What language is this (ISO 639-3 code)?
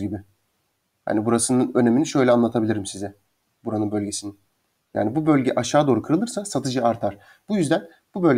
tur